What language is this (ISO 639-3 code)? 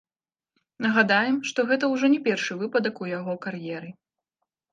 bel